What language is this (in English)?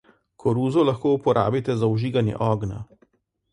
Slovenian